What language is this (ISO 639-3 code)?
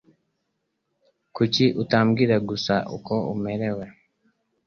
kin